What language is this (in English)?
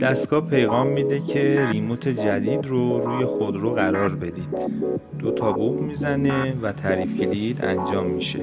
Persian